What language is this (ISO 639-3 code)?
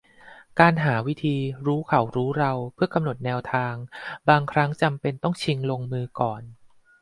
tha